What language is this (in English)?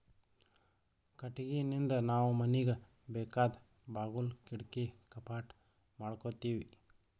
Kannada